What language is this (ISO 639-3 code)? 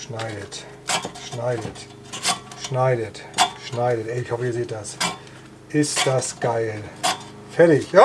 deu